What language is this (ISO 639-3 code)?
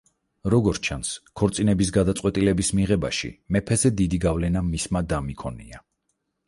kat